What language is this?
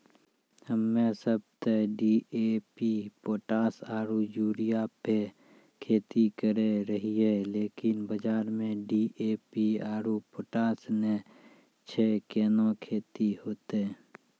Maithili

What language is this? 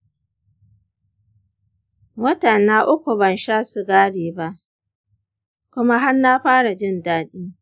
Hausa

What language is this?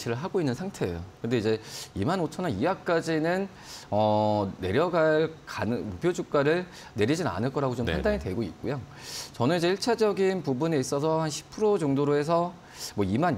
Korean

